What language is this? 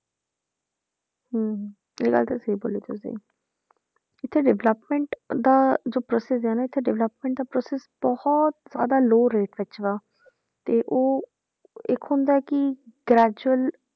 Punjabi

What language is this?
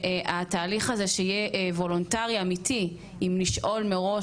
Hebrew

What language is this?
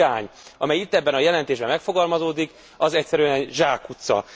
Hungarian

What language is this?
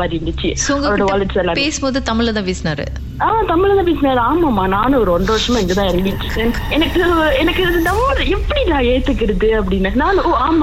Tamil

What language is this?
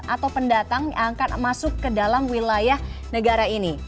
Indonesian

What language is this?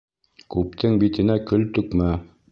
Bashkir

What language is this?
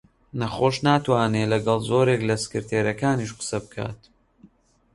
Central Kurdish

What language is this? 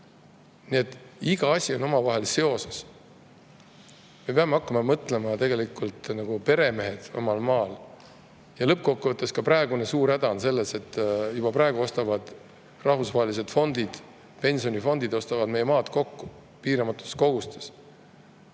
Estonian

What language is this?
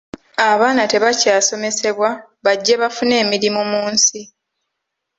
Ganda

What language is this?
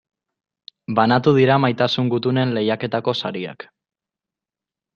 Basque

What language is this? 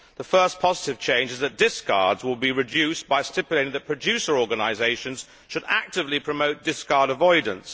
English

